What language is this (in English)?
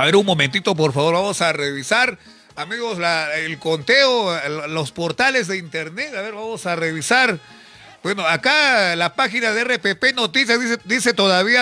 Spanish